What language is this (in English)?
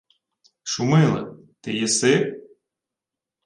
Ukrainian